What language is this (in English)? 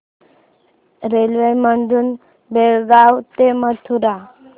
Marathi